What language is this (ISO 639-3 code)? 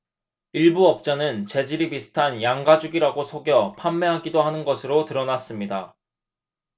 kor